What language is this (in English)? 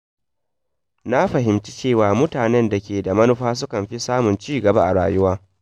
Hausa